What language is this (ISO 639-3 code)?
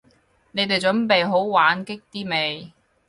yue